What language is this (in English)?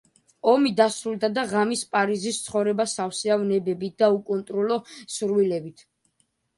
Georgian